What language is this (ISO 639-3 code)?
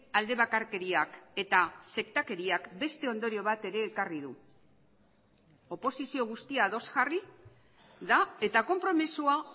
eus